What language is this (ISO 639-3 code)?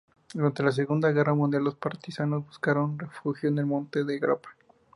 spa